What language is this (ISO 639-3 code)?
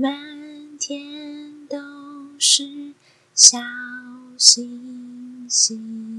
zho